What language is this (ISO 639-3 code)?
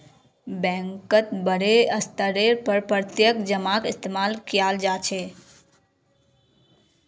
mag